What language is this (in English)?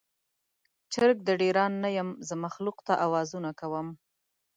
Pashto